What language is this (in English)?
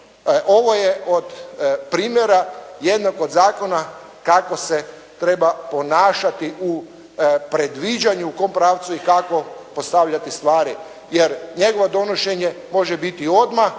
Croatian